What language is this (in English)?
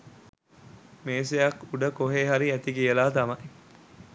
Sinhala